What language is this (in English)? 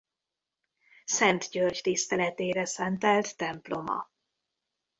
Hungarian